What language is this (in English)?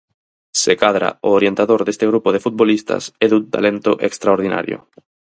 Galician